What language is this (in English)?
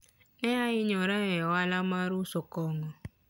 Luo (Kenya and Tanzania)